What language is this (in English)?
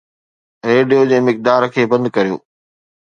Sindhi